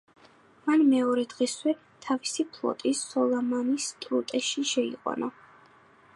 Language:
Georgian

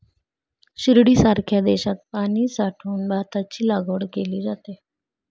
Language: Marathi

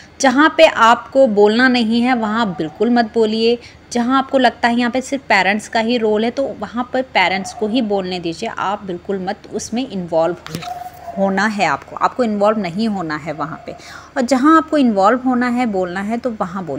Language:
Hindi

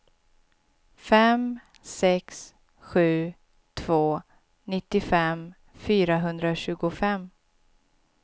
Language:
Swedish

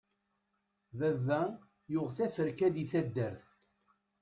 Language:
Kabyle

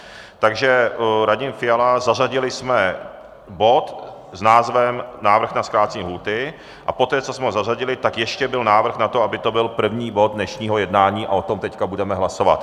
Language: Czech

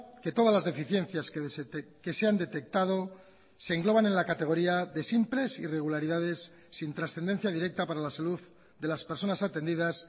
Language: Spanish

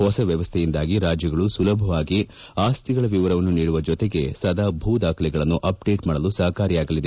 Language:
Kannada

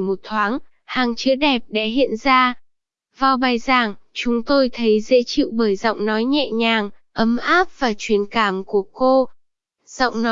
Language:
Vietnamese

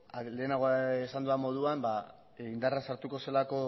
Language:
Basque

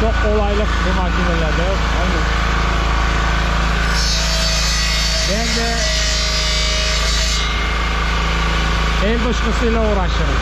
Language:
Turkish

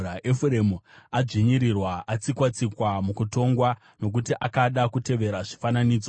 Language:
Shona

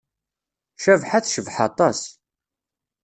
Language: Kabyle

